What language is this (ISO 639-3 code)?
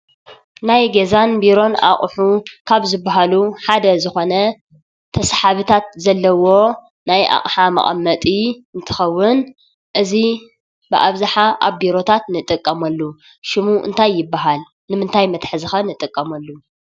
tir